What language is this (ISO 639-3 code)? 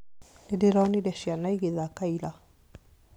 kik